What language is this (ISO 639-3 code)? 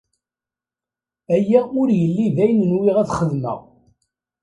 kab